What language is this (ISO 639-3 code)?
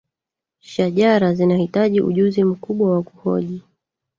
swa